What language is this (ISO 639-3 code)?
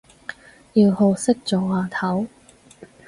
yue